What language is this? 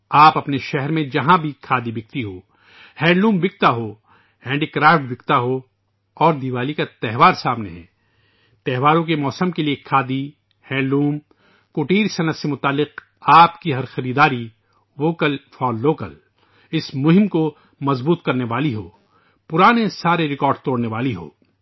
Urdu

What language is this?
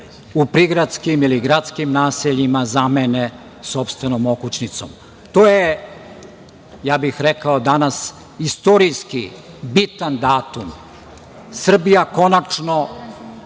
Serbian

